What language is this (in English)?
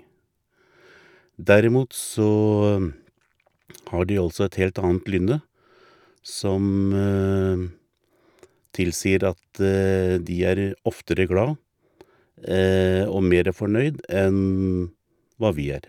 Norwegian